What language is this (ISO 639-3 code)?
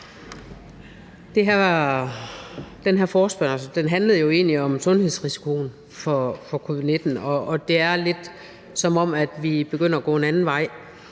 dan